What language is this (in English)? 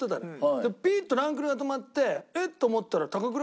Japanese